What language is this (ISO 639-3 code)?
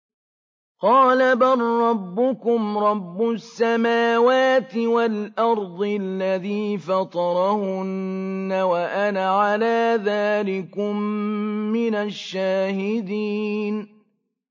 ara